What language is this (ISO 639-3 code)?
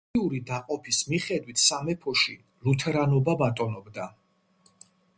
kat